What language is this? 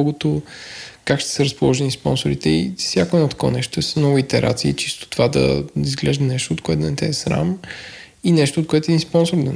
Bulgarian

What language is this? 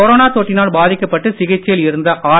Tamil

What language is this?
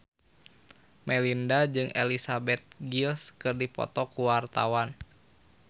Sundanese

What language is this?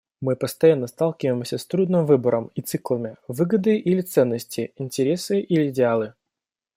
Russian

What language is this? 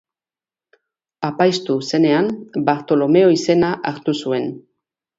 Basque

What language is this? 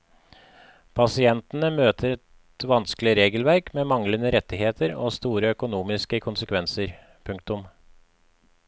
Norwegian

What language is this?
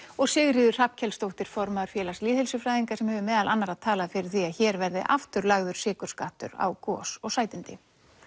Icelandic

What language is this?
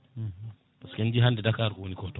Fula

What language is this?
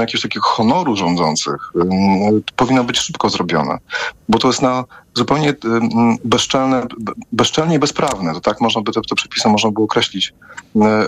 Polish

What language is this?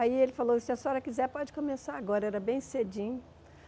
Portuguese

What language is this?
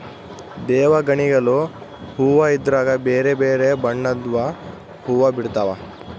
Kannada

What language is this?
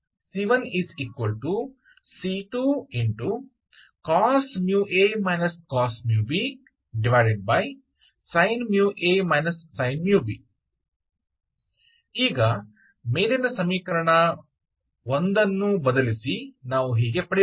Kannada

